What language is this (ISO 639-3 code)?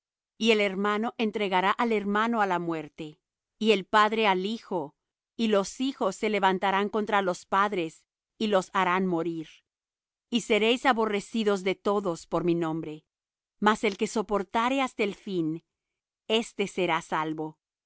spa